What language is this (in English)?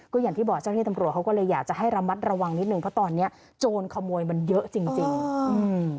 Thai